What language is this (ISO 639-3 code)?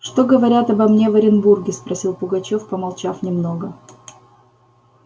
rus